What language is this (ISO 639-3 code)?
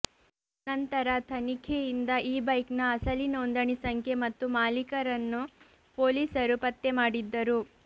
kan